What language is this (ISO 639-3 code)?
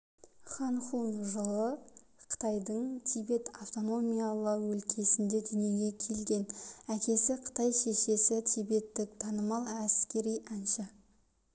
kaz